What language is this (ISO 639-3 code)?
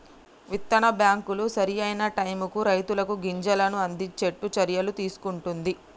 tel